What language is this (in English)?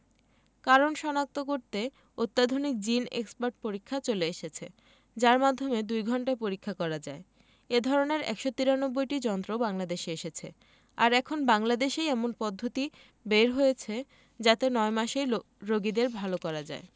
Bangla